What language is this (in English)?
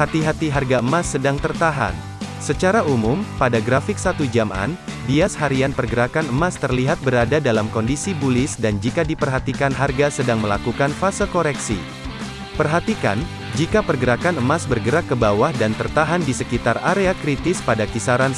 Indonesian